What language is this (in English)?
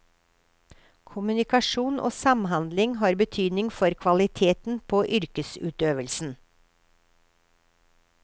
Norwegian